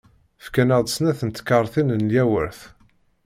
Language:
Kabyle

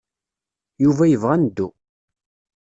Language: Kabyle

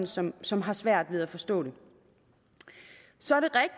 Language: Danish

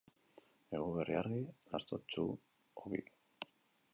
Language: Basque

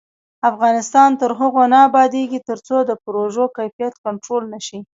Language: Pashto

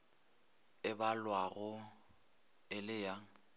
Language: Northern Sotho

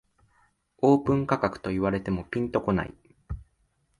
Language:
Japanese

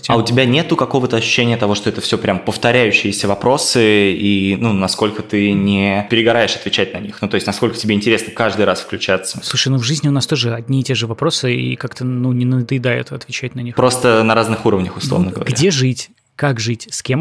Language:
Russian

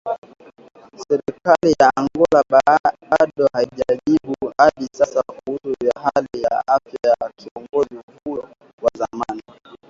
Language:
Swahili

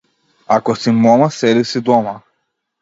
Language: Macedonian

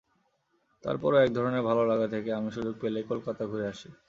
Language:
Bangla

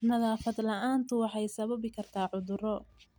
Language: Somali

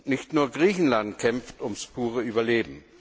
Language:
German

